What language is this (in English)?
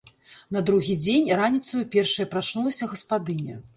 Belarusian